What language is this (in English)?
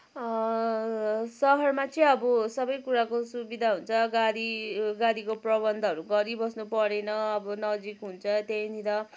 Nepali